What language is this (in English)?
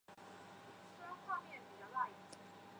Chinese